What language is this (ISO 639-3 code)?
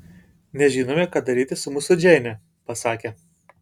lit